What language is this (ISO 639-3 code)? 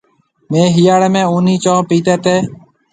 mve